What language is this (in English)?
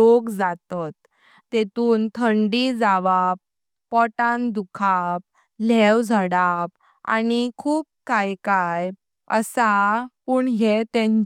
Konkani